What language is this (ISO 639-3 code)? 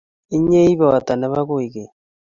kln